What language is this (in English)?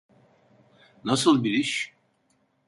Turkish